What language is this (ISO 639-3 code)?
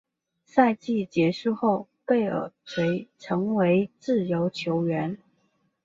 zho